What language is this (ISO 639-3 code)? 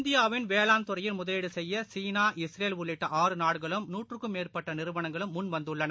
tam